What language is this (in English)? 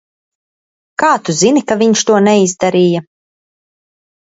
Latvian